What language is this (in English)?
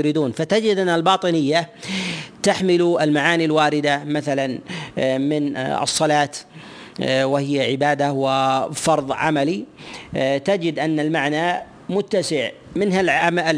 Arabic